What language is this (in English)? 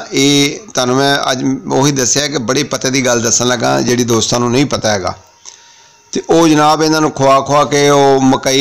Hindi